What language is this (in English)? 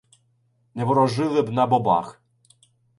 Ukrainian